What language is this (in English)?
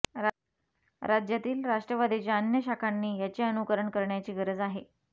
Marathi